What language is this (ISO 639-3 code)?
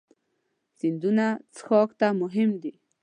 pus